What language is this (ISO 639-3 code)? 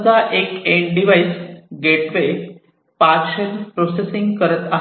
mar